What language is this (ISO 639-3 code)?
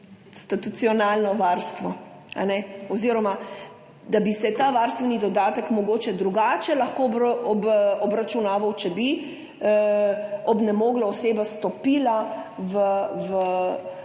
slv